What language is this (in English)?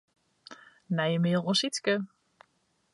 Western Frisian